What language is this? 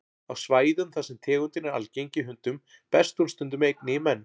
Icelandic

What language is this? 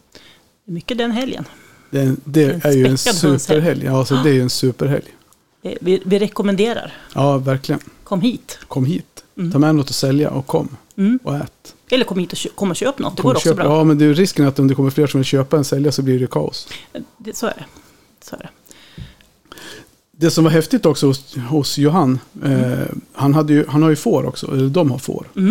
Swedish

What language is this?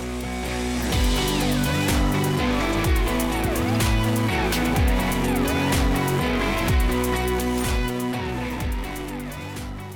Danish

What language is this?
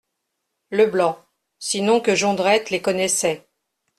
French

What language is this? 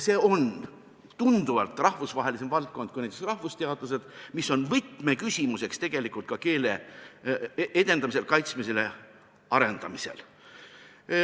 Estonian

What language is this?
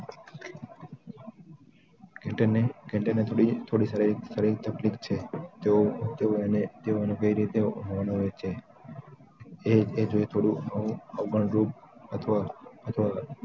Gujarati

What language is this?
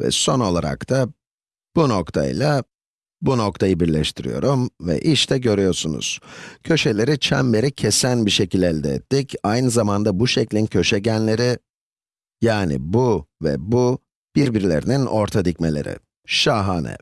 Turkish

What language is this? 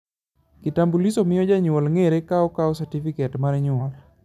Luo (Kenya and Tanzania)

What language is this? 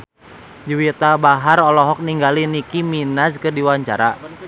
Sundanese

